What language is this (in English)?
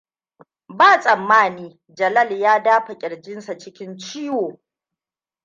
Hausa